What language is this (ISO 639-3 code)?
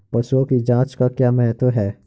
hin